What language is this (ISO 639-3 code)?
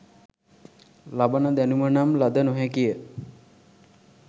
sin